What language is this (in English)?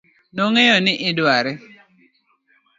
Luo (Kenya and Tanzania)